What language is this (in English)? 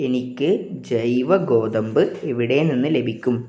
Malayalam